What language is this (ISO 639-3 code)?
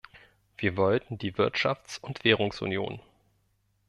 deu